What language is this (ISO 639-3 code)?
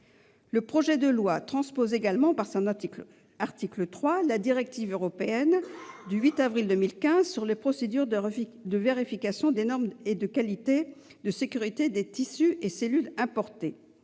fra